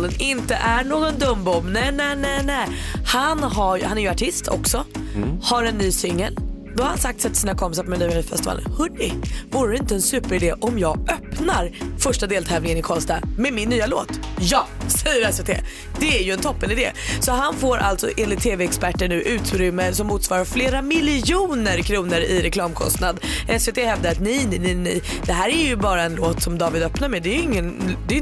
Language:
Swedish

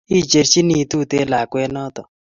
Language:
Kalenjin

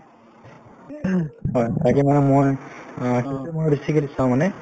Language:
Assamese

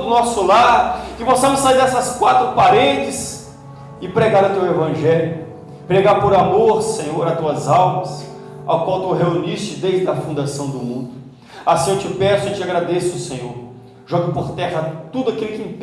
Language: Portuguese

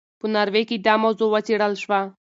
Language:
Pashto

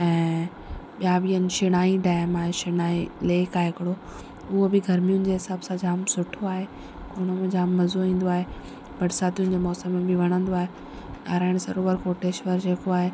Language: Sindhi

